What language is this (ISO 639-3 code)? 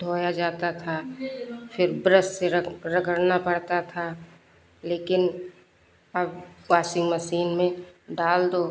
hin